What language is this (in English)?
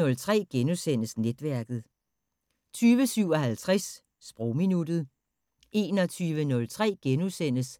Danish